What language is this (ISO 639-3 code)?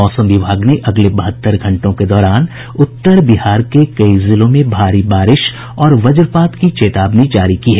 hin